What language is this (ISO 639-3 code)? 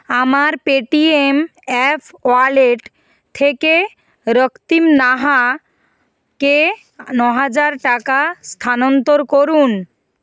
ben